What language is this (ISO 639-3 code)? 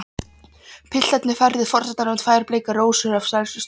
isl